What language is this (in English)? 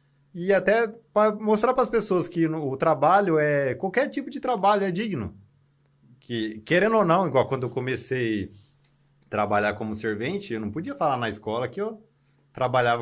Portuguese